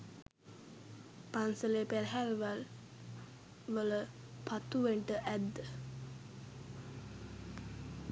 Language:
Sinhala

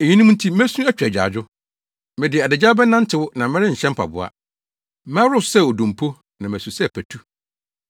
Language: Akan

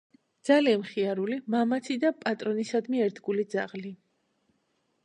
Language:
Georgian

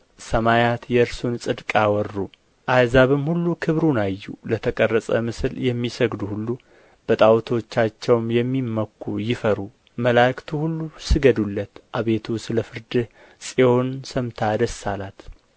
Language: Amharic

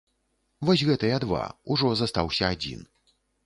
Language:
Belarusian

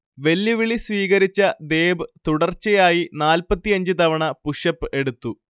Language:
Malayalam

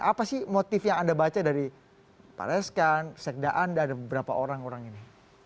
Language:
Indonesian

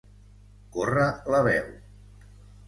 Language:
Catalan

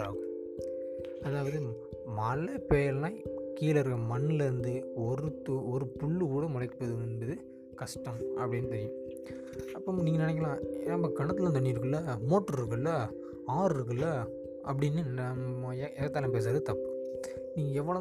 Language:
Tamil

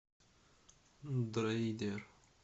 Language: Russian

